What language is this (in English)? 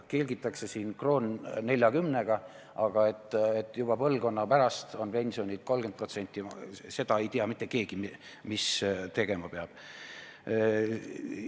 Estonian